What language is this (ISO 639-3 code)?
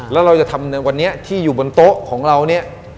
tha